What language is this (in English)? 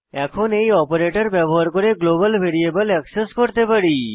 Bangla